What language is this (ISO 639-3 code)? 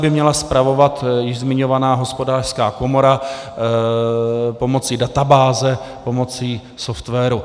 ces